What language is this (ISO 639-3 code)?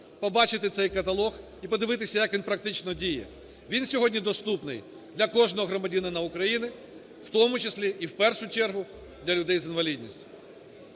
ukr